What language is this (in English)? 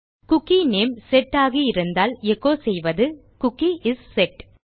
Tamil